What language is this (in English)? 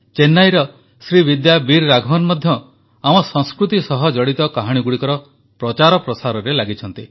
Odia